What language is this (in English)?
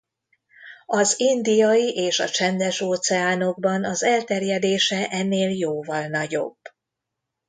Hungarian